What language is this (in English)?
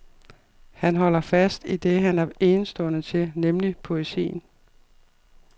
Danish